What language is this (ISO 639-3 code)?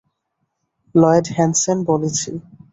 ben